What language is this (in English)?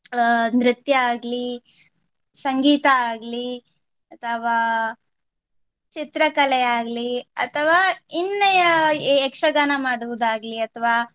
Kannada